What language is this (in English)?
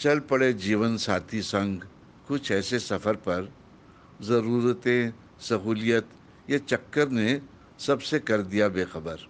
Hindi